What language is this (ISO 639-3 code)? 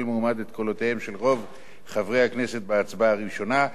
heb